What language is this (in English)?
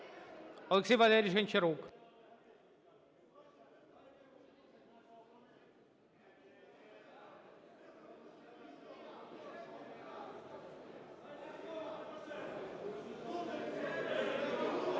Ukrainian